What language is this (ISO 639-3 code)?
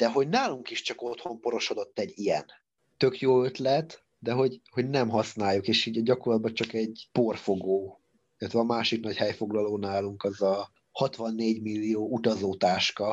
hun